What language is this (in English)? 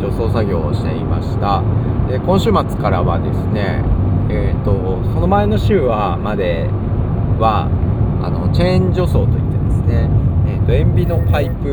Japanese